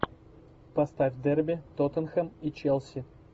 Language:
Russian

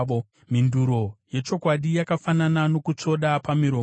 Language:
Shona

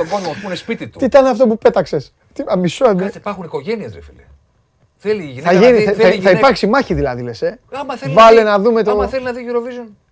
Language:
Greek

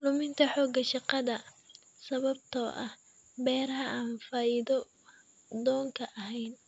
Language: Somali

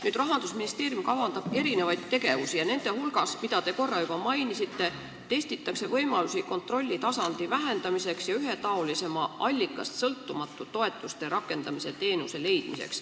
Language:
Estonian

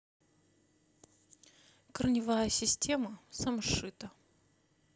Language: Russian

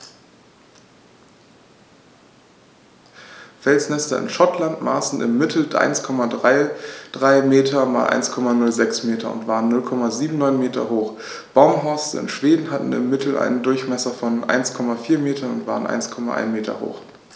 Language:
German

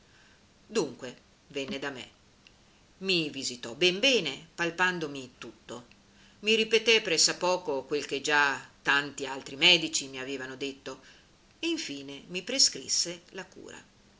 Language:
Italian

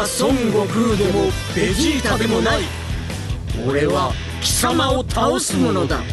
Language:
Japanese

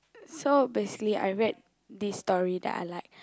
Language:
English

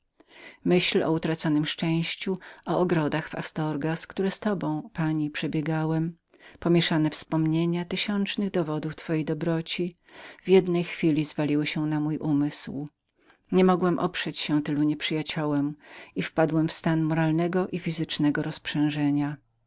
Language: Polish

